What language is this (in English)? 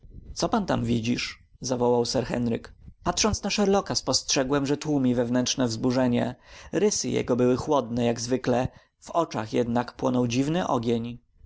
Polish